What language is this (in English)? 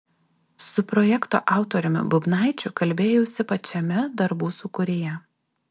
Lithuanian